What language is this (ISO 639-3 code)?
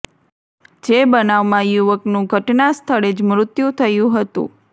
guj